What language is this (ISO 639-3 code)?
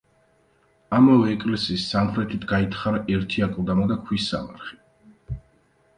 kat